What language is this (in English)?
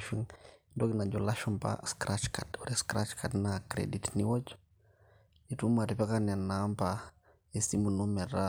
Masai